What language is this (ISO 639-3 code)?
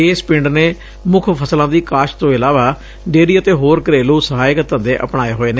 pan